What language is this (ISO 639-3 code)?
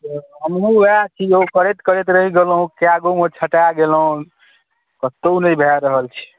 mai